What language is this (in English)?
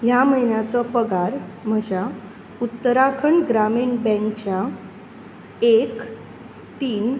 Konkani